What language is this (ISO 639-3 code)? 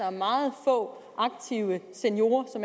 dan